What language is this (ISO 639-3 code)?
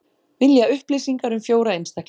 isl